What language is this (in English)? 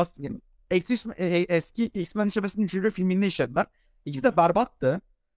Turkish